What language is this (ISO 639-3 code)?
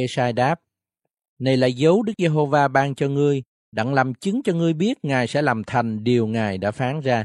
vie